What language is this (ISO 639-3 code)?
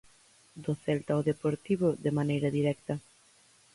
glg